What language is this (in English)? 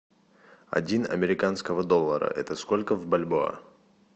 Russian